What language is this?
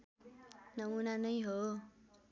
Nepali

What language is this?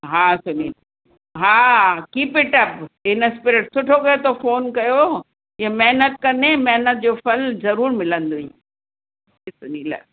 Sindhi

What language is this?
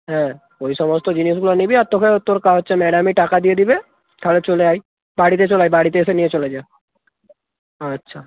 Bangla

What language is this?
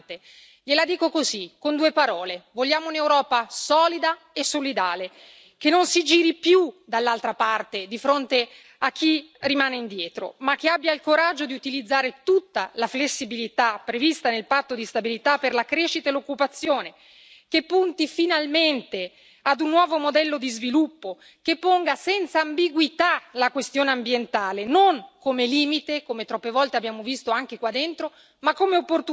Italian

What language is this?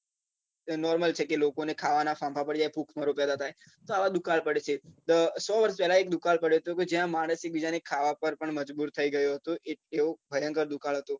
Gujarati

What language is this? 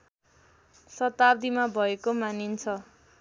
Nepali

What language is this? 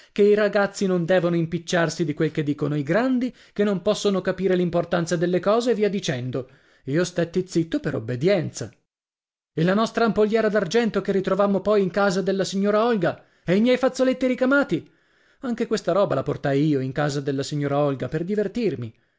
Italian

